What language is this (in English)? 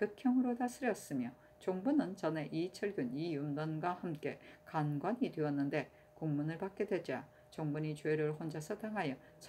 Korean